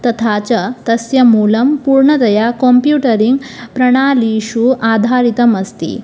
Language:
Sanskrit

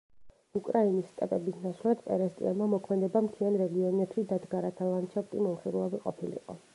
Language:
Georgian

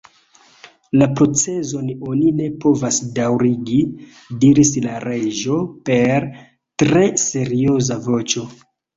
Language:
Esperanto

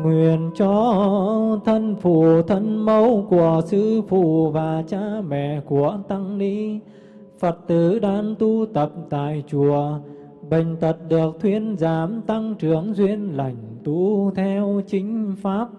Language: Vietnamese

